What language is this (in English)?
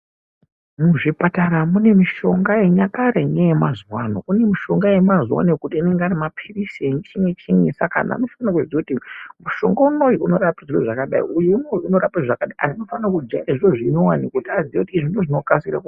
Ndau